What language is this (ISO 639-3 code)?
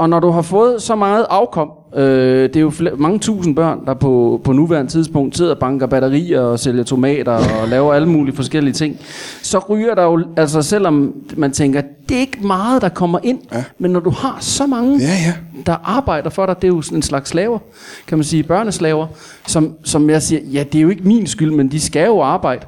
dan